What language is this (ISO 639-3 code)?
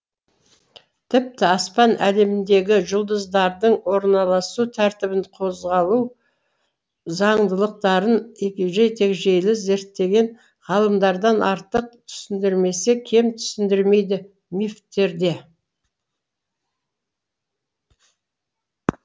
kaz